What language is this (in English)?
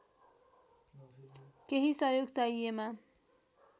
Nepali